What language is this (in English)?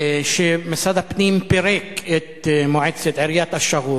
Hebrew